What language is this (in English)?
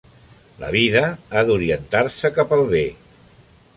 Catalan